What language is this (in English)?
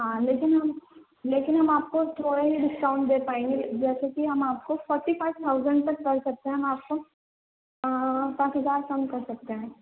Urdu